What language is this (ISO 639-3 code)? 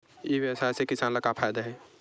hne